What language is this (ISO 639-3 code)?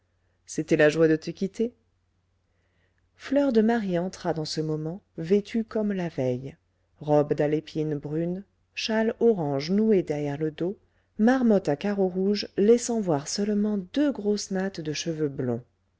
fra